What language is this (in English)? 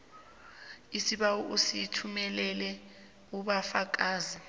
South Ndebele